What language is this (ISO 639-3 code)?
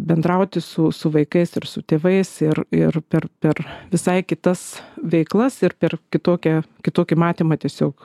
lit